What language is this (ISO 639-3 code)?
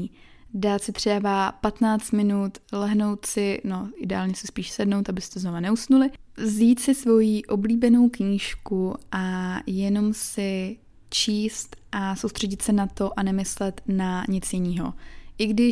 ces